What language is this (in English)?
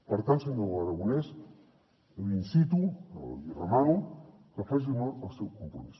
Catalan